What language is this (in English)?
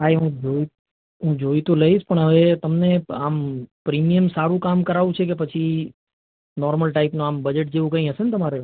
Gujarati